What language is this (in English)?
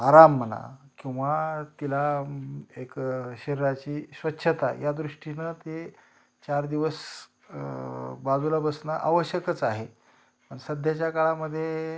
Marathi